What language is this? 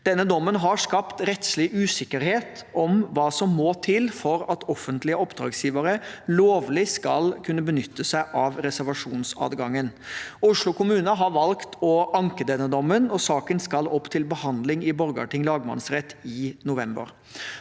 Norwegian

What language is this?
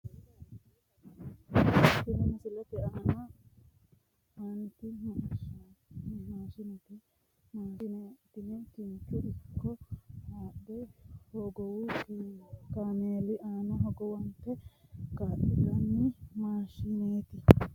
Sidamo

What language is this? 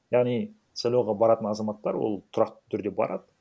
Kazakh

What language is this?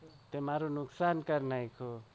Gujarati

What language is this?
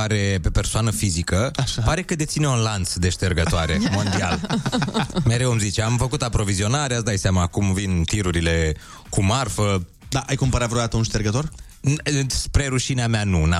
Romanian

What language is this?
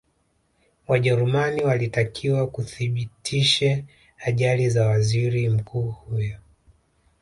Swahili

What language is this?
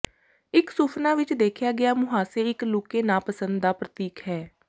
Punjabi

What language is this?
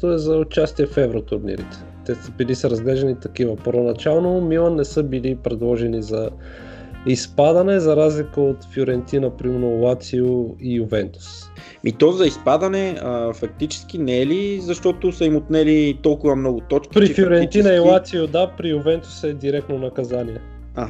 Bulgarian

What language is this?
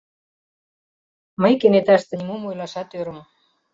Mari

